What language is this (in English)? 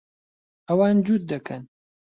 Central Kurdish